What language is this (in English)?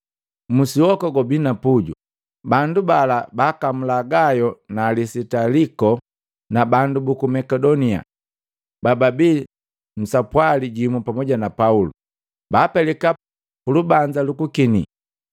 Matengo